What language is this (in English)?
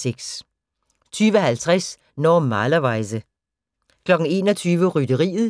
Danish